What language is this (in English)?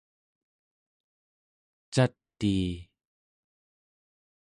Central Yupik